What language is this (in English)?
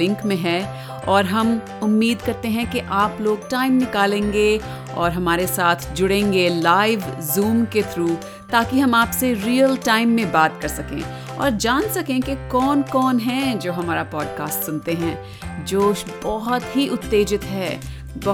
Hindi